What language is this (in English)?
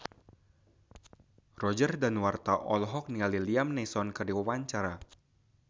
Sundanese